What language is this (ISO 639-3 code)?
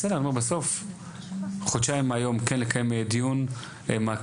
heb